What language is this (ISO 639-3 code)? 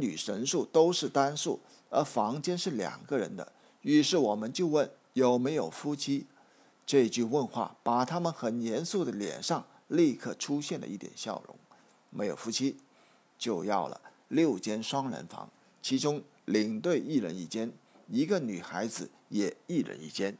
zho